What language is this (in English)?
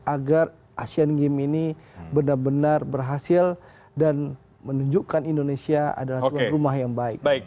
Indonesian